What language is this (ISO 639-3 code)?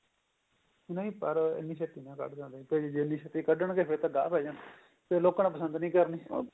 pan